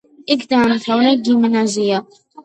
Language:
Georgian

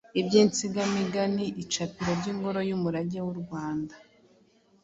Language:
Kinyarwanda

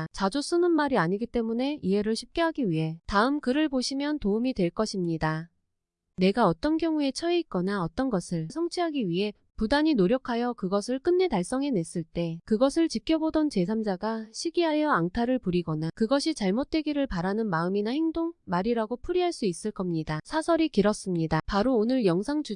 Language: Korean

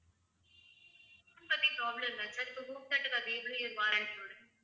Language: Tamil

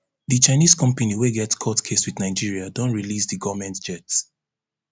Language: Nigerian Pidgin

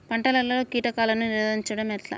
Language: Telugu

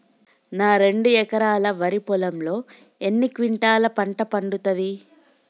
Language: Telugu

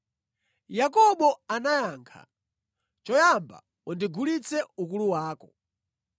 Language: Nyanja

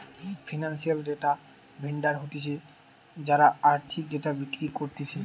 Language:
Bangla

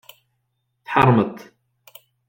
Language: Kabyle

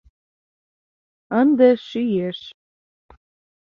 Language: Mari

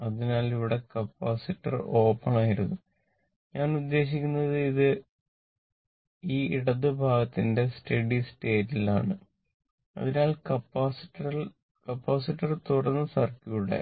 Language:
Malayalam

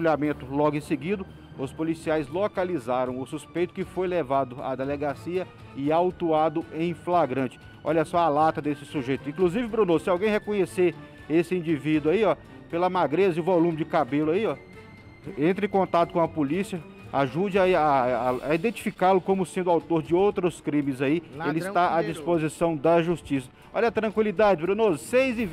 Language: Portuguese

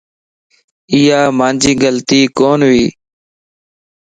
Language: Lasi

